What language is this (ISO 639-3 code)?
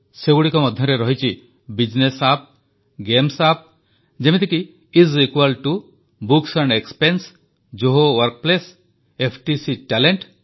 ori